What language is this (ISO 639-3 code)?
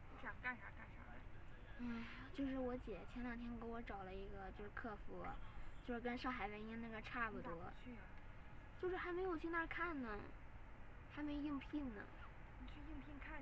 zho